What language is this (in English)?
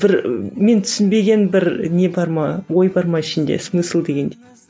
Kazakh